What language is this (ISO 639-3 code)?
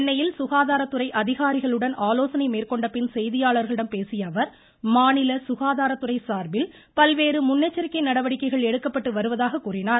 tam